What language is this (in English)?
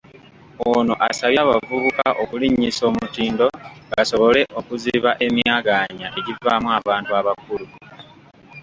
Ganda